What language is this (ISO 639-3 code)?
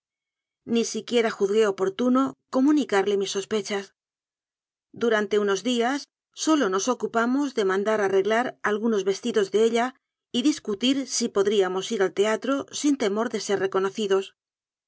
spa